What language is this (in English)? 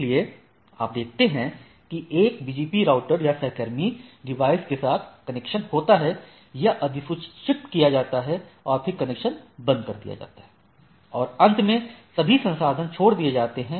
Hindi